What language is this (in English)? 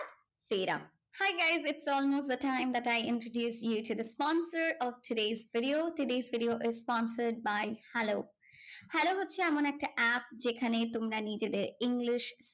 Bangla